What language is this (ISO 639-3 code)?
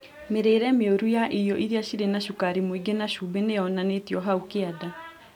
kik